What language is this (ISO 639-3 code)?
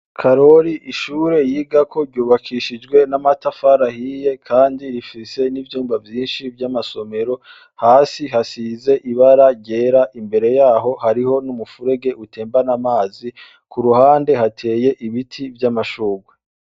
run